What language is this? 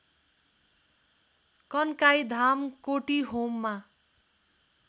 Nepali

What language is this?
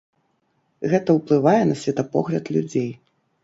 Belarusian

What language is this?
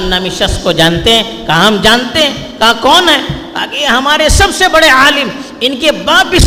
Urdu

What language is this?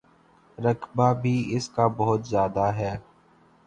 Urdu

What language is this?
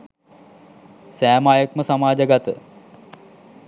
Sinhala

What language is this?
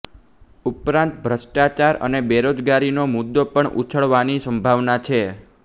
Gujarati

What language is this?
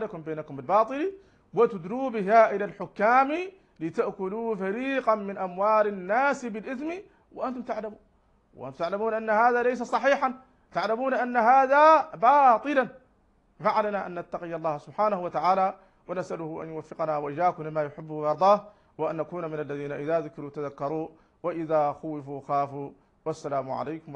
Arabic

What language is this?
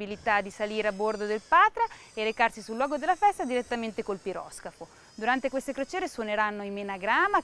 Italian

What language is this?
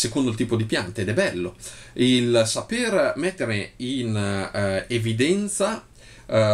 Italian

